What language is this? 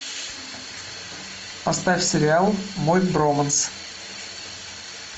Russian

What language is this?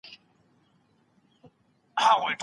Pashto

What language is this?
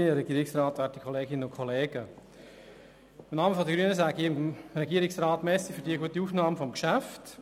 Swiss German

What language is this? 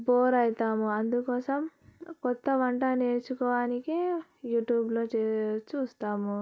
Telugu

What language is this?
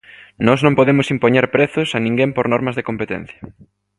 Galician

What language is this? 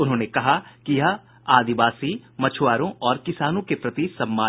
Hindi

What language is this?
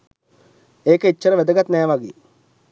Sinhala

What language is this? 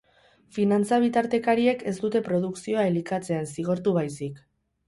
Basque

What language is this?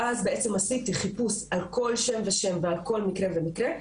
Hebrew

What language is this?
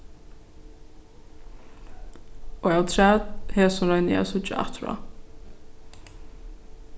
Faroese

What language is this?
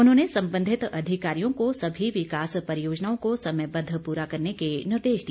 Hindi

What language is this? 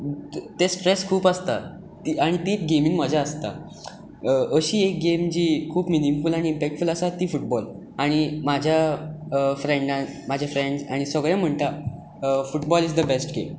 Konkani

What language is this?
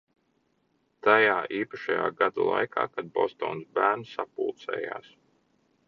Latvian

